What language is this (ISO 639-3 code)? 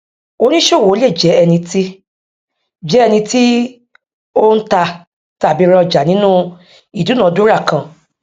yor